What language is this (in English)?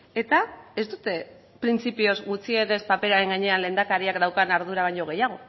Basque